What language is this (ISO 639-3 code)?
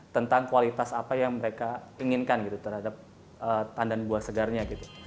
ind